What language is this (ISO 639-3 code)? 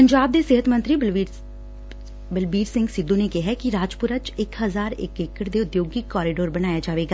pan